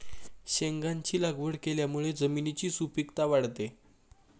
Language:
Marathi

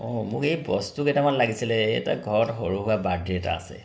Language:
Assamese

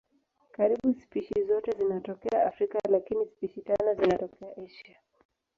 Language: Swahili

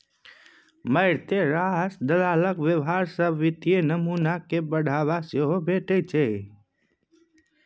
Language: Maithili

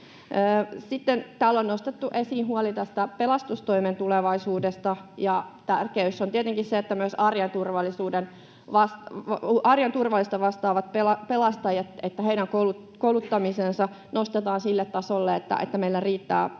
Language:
Finnish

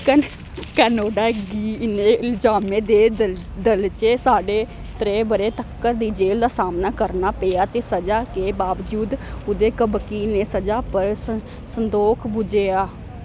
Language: Dogri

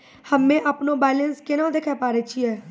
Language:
Maithili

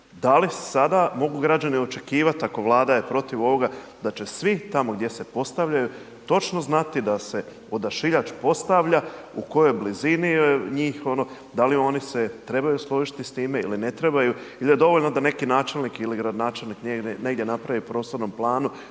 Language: Croatian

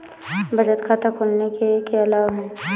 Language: Hindi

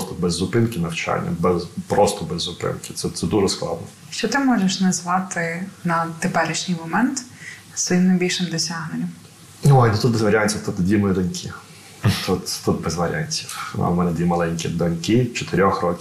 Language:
Ukrainian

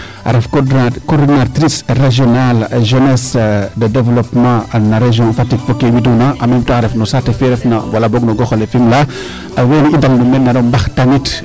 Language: Serer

